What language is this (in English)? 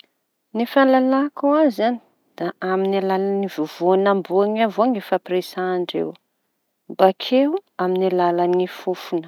Tanosy Malagasy